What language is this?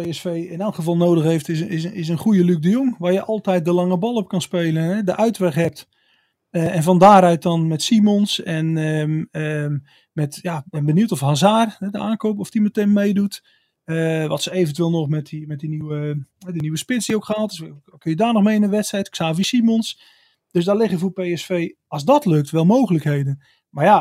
Dutch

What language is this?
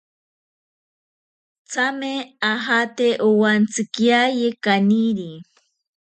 Ashéninka Perené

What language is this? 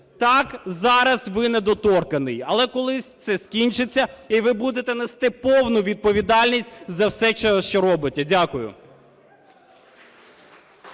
Ukrainian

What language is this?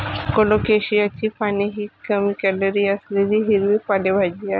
Marathi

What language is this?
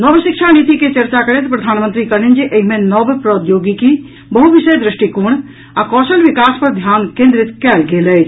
Maithili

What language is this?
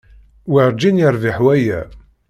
Kabyle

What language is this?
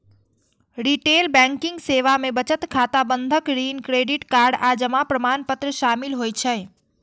Maithili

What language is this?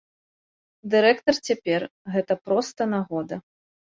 Belarusian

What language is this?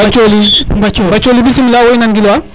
Serer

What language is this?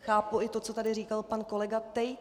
Czech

